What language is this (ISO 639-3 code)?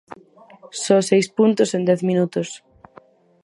glg